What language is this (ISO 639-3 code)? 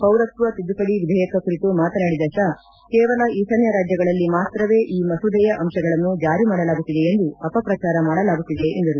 kan